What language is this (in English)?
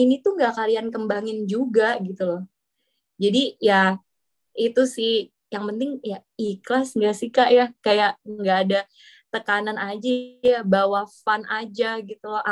Indonesian